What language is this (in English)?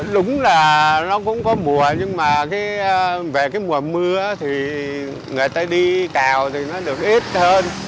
Vietnamese